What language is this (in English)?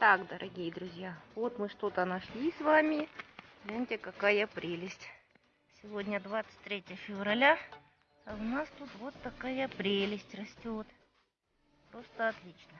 Russian